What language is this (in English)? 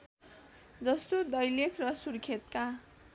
Nepali